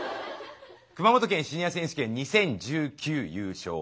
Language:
Japanese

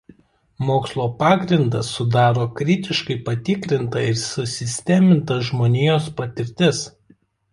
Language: Lithuanian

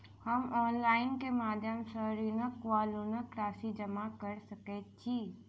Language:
Maithili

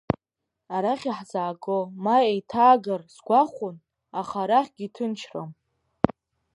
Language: Abkhazian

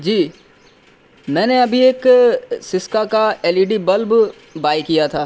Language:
Urdu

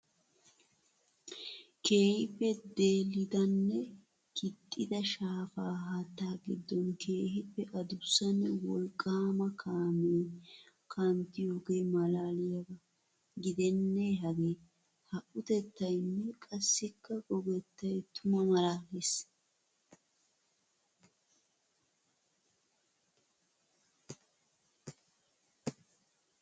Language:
Wolaytta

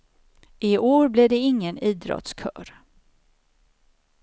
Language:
Swedish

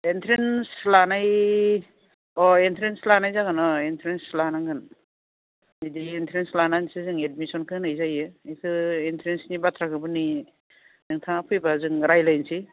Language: Bodo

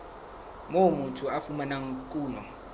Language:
Southern Sotho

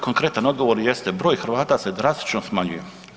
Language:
Croatian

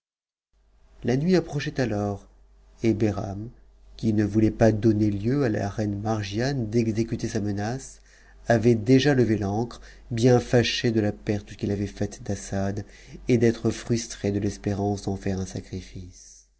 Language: French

